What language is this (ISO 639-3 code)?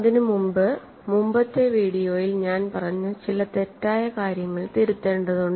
mal